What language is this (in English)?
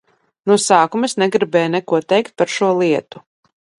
Latvian